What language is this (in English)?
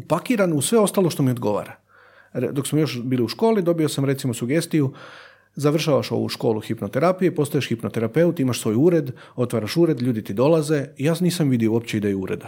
Croatian